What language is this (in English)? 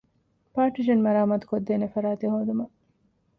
Divehi